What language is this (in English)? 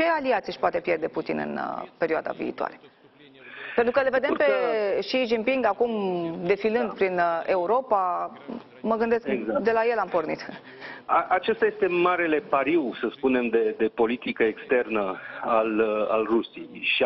Romanian